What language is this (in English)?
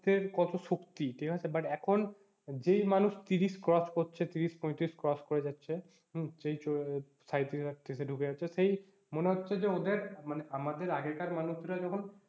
Bangla